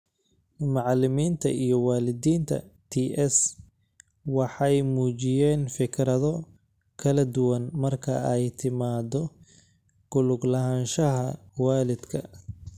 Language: Somali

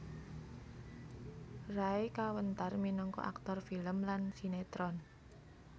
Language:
Javanese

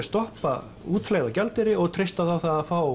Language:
Icelandic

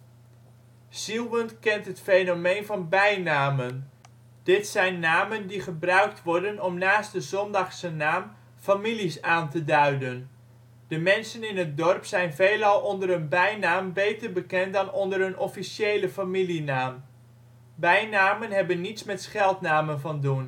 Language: Dutch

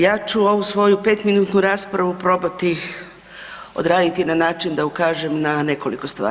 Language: Croatian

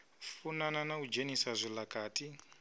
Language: Venda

